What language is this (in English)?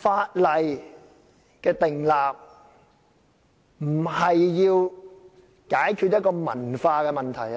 Cantonese